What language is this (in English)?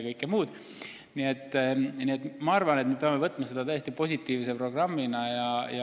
Estonian